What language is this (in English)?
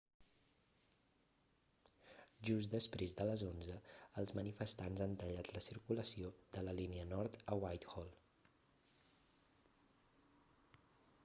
Catalan